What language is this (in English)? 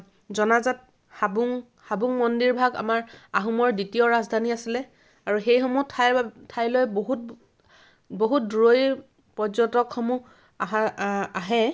Assamese